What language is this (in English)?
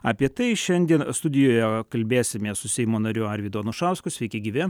Lithuanian